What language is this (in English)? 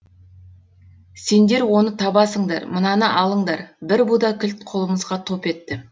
Kazakh